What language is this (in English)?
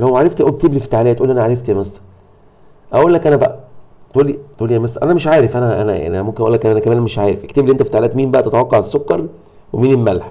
Arabic